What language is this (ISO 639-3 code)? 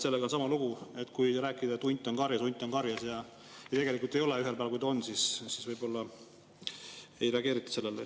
est